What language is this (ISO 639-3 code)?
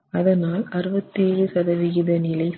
tam